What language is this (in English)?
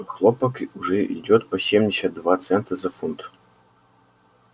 Russian